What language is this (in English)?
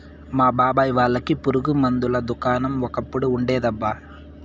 Telugu